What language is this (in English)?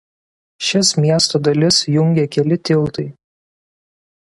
Lithuanian